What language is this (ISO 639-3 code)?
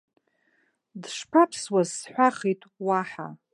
abk